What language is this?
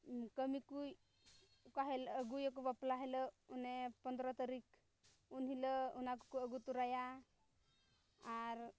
Santali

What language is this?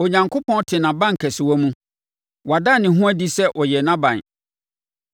Akan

